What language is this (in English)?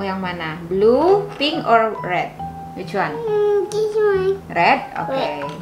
Indonesian